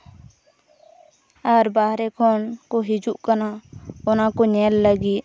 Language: Santali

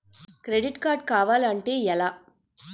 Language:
Telugu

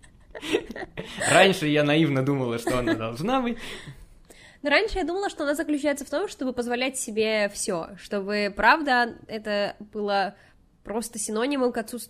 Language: Russian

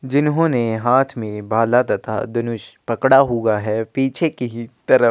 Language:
Hindi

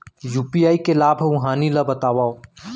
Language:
Chhattisgarhi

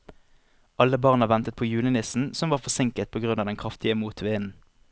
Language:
Norwegian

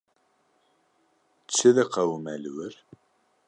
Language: Kurdish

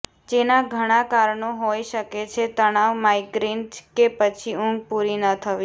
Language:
Gujarati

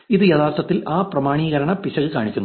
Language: Malayalam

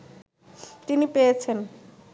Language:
Bangla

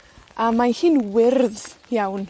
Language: Welsh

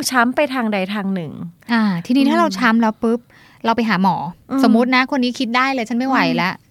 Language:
Thai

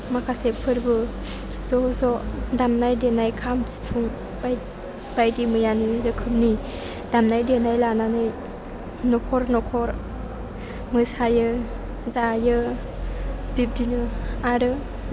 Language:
Bodo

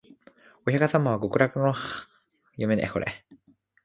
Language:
Japanese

